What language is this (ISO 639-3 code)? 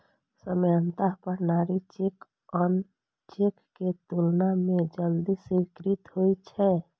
mai